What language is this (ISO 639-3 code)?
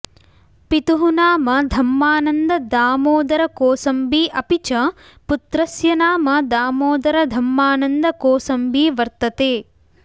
san